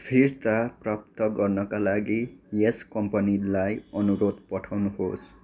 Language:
Nepali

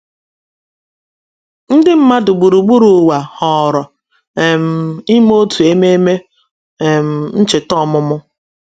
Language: Igbo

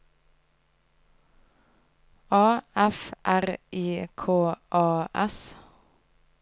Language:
Norwegian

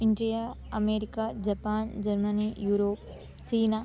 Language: Sanskrit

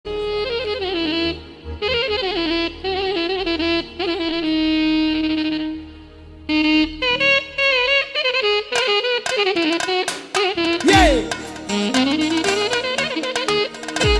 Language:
Bulgarian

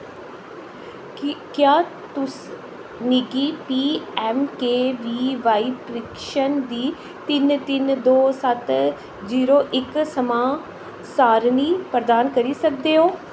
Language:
Dogri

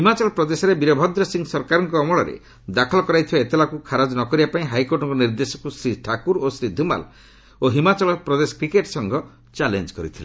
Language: Odia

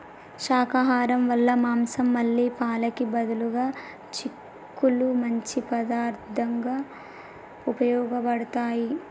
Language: Telugu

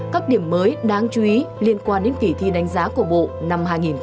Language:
Vietnamese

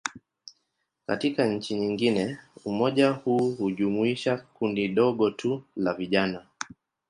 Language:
Swahili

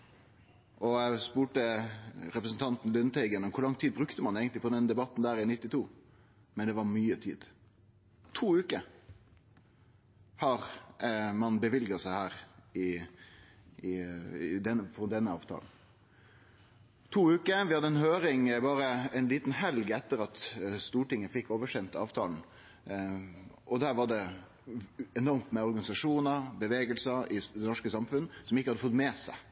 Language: Norwegian Nynorsk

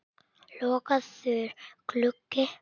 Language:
Icelandic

